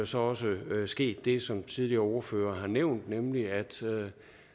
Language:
Danish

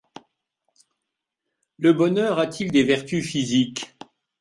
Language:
French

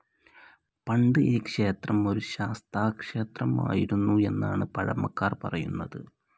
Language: Malayalam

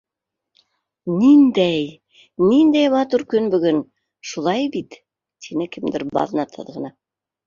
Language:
Bashkir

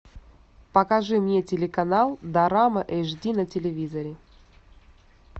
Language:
Russian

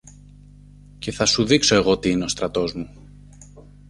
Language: Greek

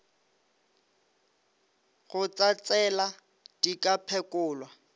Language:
Northern Sotho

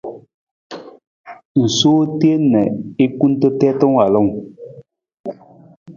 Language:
Nawdm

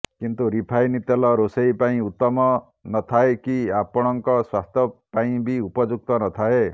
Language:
Odia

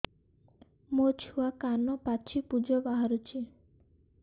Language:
Odia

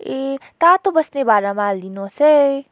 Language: Nepali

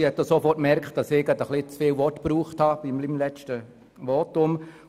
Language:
Swiss German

